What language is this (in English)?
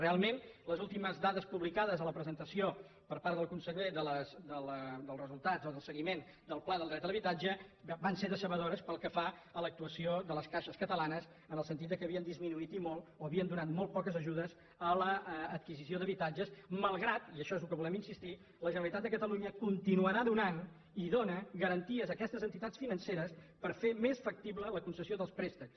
Catalan